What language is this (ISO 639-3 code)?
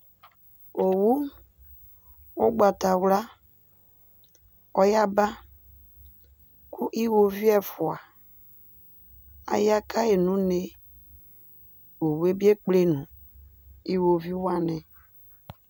kpo